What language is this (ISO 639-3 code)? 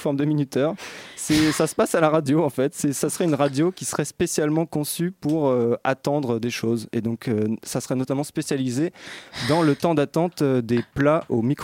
fra